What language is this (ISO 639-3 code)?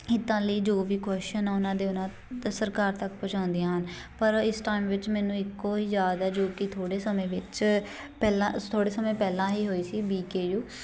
pan